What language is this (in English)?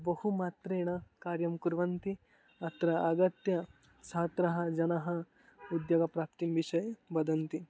Sanskrit